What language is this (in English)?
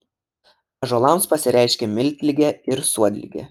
Lithuanian